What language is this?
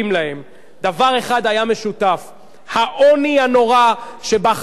Hebrew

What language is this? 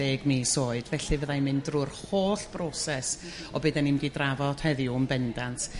Welsh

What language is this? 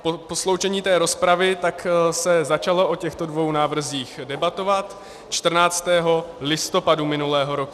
Czech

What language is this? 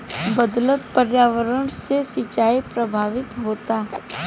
Bhojpuri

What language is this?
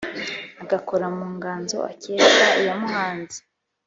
Kinyarwanda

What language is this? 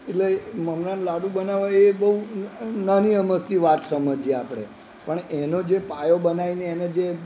Gujarati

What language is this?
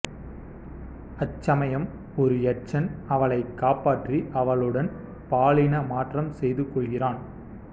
Tamil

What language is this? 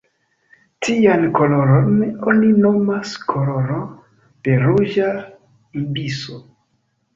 Esperanto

